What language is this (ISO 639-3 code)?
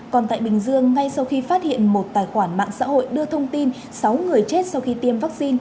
vie